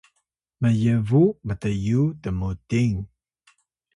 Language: Atayal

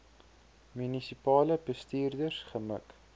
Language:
Afrikaans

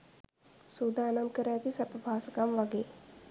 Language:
Sinhala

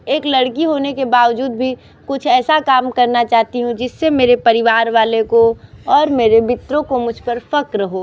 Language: Hindi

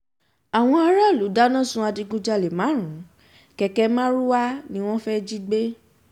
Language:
Yoruba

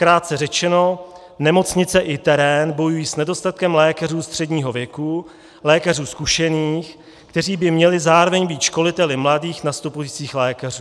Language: Czech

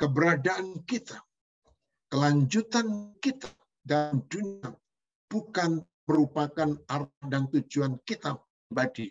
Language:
Indonesian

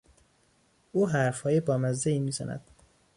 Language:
Persian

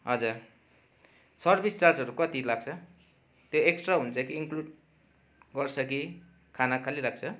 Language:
Nepali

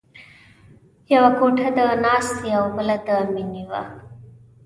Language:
Pashto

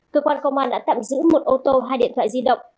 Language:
Vietnamese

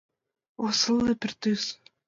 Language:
Mari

